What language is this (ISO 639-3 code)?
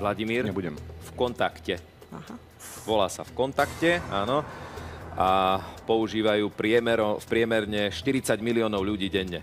slk